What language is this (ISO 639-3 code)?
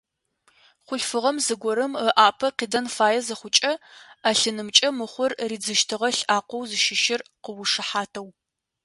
ady